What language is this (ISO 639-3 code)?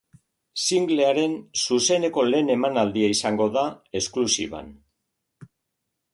eus